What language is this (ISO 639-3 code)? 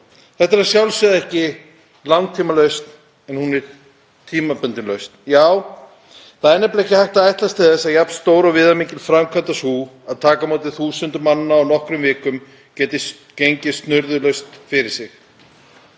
isl